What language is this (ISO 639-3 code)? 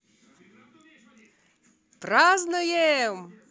rus